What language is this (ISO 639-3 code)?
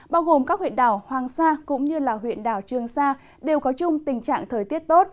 vie